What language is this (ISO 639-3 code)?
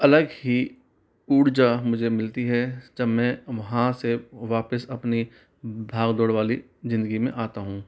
hin